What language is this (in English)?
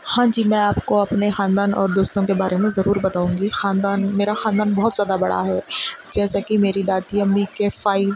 Urdu